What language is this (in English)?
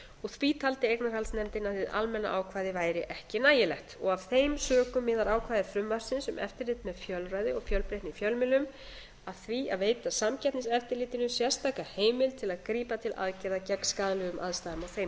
Icelandic